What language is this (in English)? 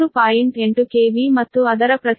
Kannada